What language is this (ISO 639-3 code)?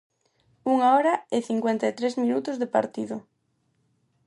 glg